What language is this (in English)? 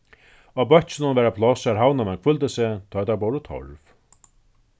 Faroese